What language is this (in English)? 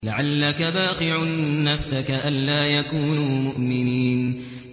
Arabic